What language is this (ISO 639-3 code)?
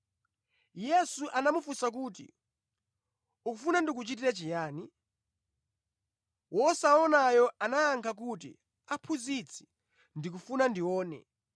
nya